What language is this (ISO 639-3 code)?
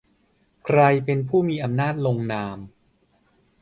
tha